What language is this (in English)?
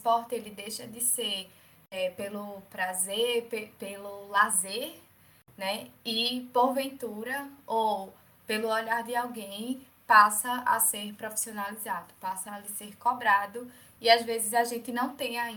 Portuguese